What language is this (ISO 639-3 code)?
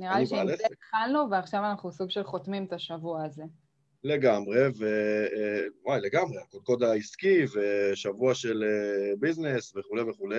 heb